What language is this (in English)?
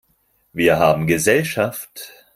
German